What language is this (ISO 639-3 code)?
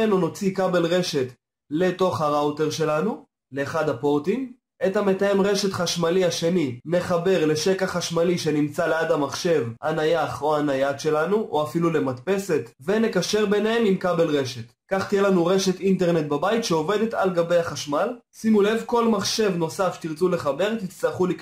heb